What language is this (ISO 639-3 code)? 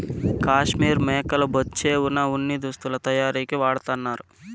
tel